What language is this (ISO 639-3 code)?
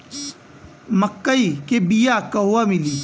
bho